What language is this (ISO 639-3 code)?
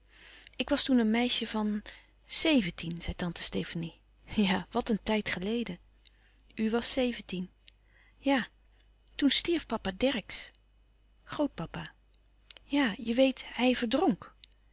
nld